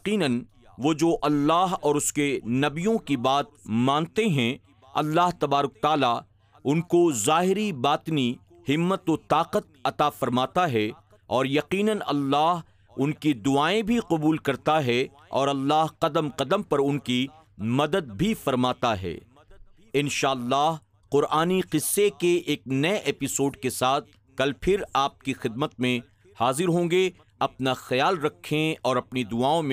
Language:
Urdu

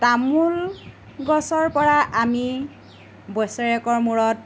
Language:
Assamese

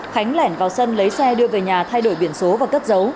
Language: Vietnamese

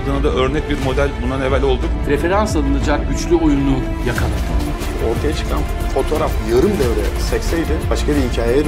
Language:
Turkish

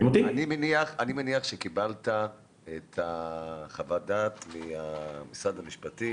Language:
Hebrew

